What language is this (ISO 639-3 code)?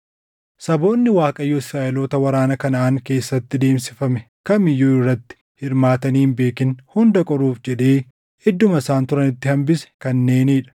orm